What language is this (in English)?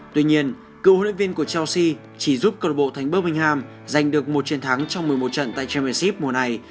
Vietnamese